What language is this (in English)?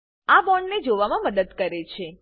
Gujarati